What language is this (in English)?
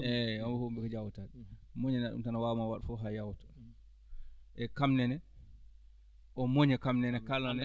Fula